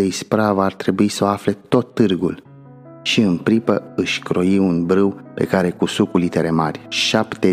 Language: Romanian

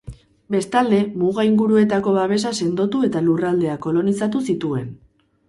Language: Basque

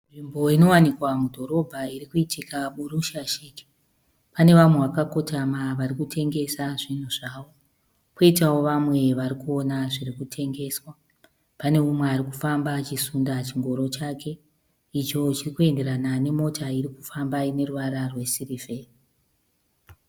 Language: Shona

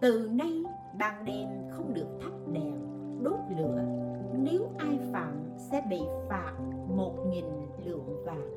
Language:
Vietnamese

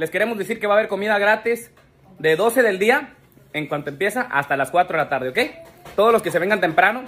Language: Spanish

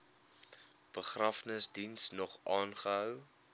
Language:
Afrikaans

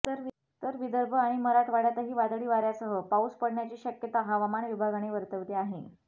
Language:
Marathi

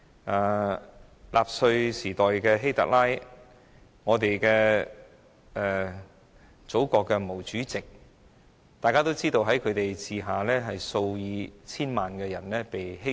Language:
Cantonese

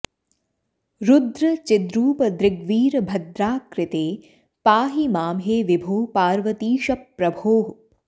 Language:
Sanskrit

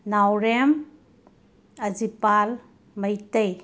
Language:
Manipuri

